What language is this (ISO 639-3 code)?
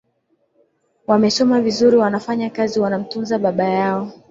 swa